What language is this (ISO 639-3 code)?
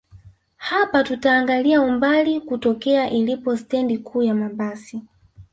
swa